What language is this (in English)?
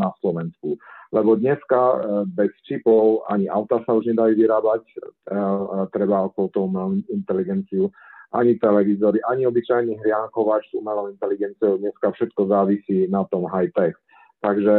Slovak